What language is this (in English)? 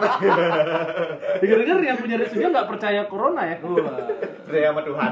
Indonesian